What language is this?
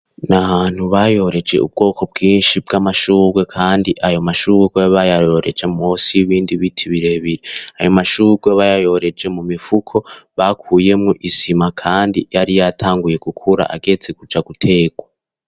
Rundi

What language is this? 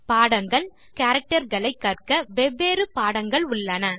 Tamil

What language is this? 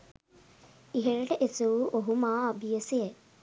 Sinhala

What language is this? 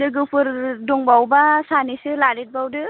Bodo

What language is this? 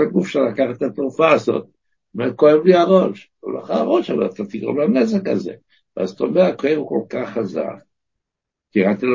Hebrew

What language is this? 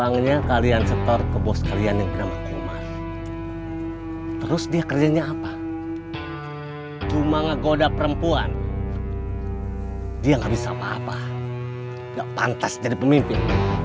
Indonesian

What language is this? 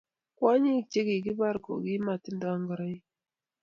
Kalenjin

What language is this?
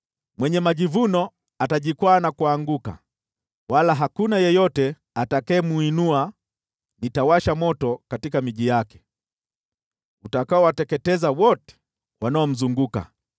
Swahili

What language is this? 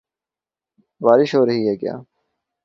Urdu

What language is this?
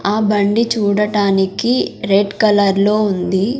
Telugu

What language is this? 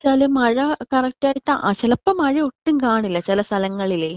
Malayalam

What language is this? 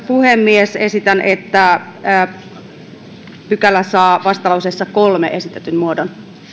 Finnish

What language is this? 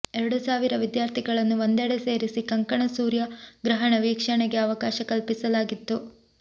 Kannada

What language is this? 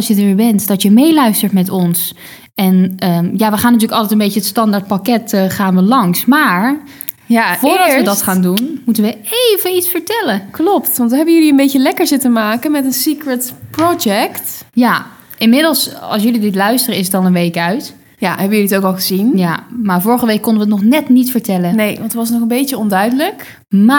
Dutch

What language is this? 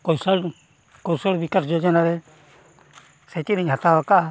Santali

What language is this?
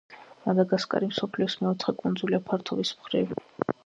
Georgian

